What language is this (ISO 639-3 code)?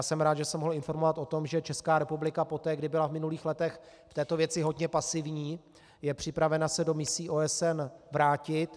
ces